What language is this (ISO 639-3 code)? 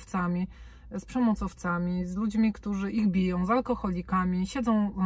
pol